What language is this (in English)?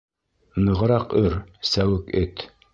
Bashkir